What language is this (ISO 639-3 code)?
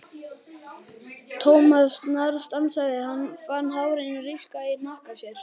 isl